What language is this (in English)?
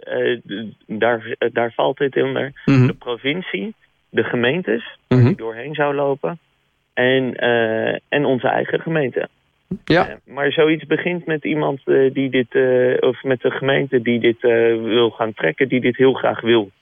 Dutch